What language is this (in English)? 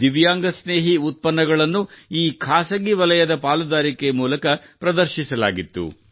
Kannada